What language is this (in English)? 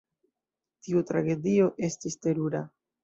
Esperanto